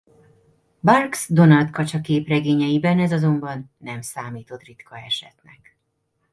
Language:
Hungarian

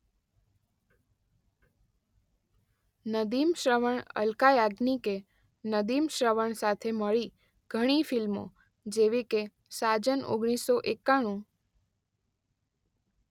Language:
Gujarati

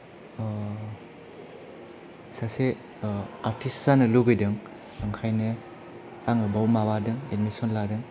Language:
Bodo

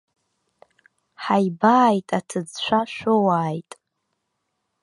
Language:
Abkhazian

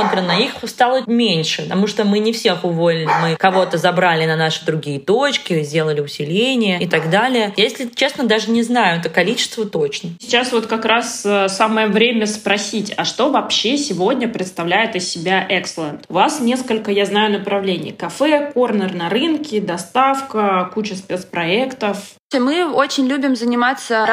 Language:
Russian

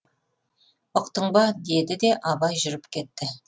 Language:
Kazakh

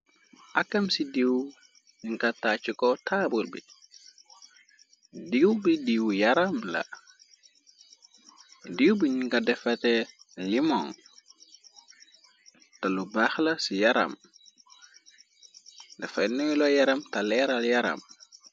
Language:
Wolof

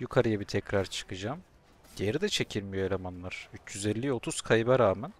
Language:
Turkish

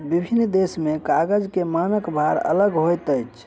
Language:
Maithili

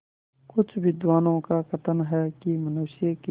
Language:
Hindi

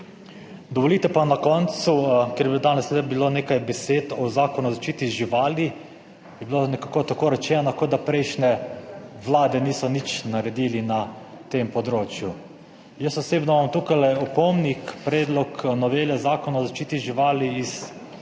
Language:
Slovenian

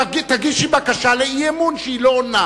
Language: Hebrew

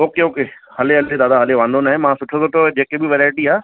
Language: Sindhi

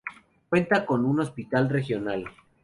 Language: Spanish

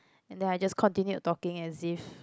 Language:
English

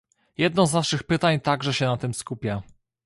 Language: Polish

